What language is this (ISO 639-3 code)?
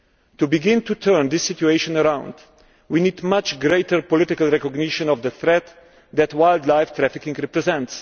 eng